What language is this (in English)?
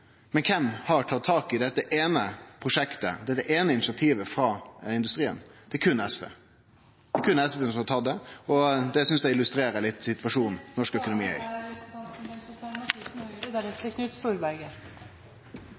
Norwegian Nynorsk